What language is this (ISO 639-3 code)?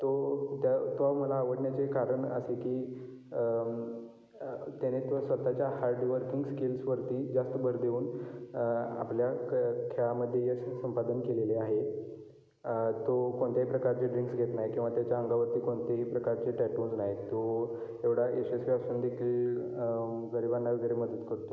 mar